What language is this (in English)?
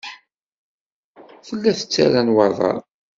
Kabyle